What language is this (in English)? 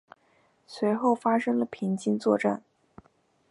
Chinese